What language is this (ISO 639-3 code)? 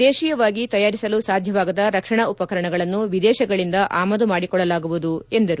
kan